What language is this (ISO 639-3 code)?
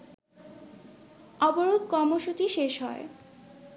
ben